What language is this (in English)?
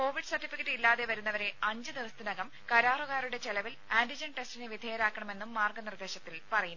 Malayalam